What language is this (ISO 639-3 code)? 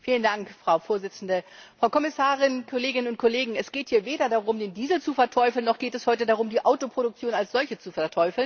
deu